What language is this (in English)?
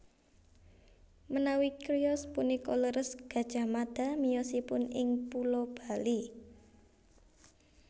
Javanese